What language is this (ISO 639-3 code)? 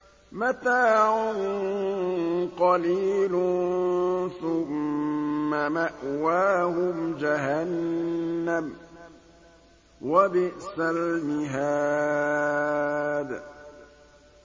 ara